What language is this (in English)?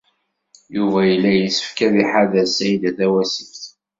Kabyle